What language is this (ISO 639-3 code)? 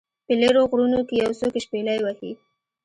pus